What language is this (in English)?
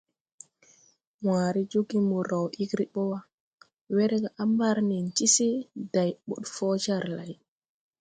Tupuri